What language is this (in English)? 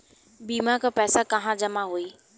Bhojpuri